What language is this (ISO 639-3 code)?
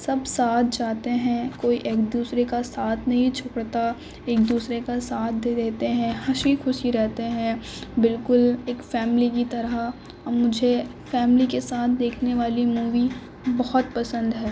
urd